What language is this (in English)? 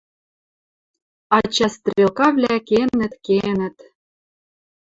Western Mari